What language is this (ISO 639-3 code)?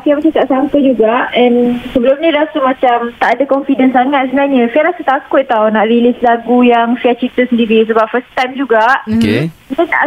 msa